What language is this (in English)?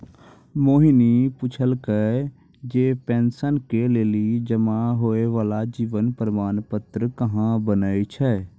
Maithili